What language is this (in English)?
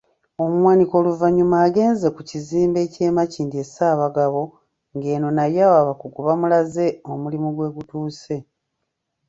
Ganda